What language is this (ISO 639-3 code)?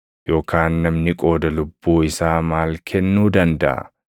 orm